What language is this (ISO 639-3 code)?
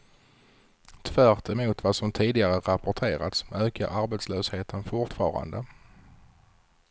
swe